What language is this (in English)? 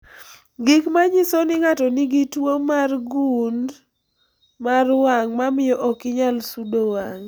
Luo (Kenya and Tanzania)